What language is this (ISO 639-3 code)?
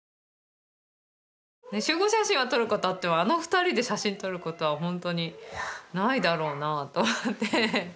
jpn